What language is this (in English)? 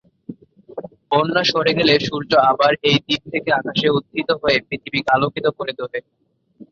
Bangla